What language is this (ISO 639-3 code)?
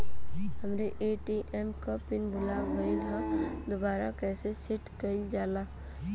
bho